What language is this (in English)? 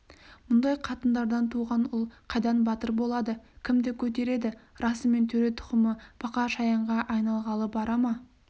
Kazakh